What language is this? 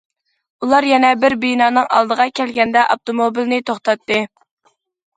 Uyghur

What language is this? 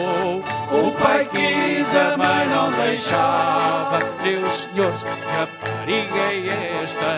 Portuguese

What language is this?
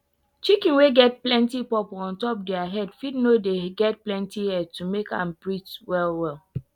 Nigerian Pidgin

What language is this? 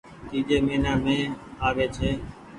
Goaria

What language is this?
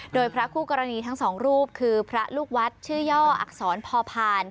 Thai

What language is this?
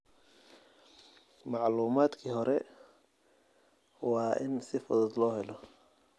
Somali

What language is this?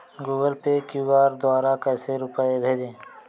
Hindi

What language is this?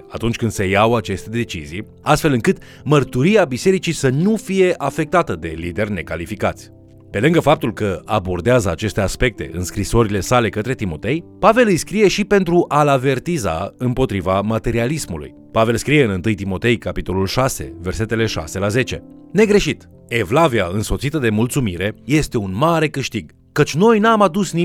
Romanian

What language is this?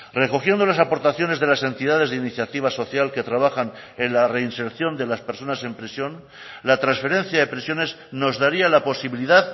Spanish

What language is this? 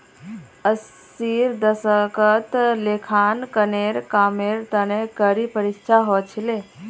Magahi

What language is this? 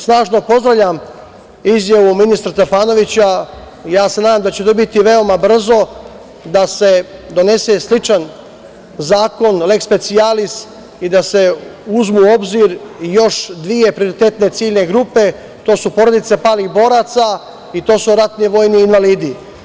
Serbian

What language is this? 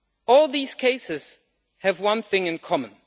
English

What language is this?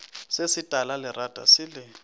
Northern Sotho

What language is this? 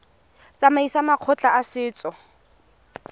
Tswana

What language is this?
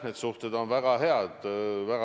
Estonian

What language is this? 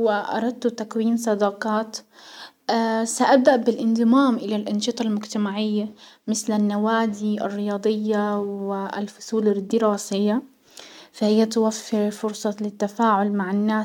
Hijazi Arabic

